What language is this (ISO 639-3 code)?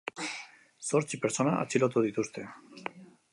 eus